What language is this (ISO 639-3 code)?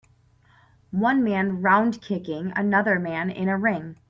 eng